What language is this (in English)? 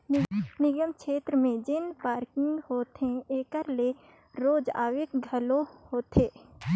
Chhattisgarhi